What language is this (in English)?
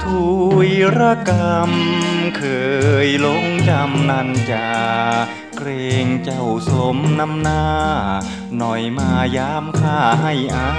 Thai